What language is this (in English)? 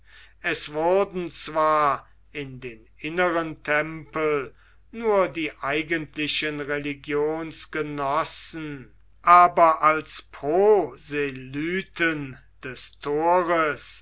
German